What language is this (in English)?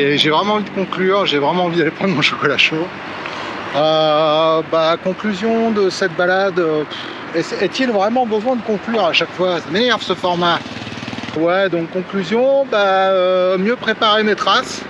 French